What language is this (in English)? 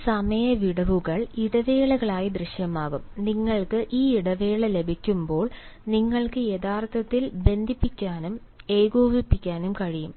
Malayalam